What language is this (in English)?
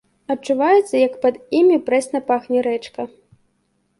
Belarusian